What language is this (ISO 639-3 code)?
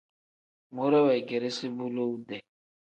kdh